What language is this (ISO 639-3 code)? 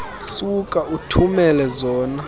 xho